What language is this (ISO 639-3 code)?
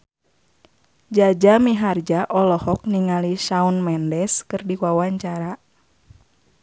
sun